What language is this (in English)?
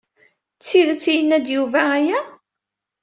Kabyle